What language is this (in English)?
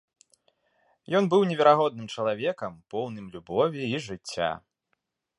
Belarusian